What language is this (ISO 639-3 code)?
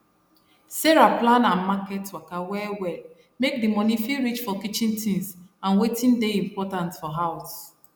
pcm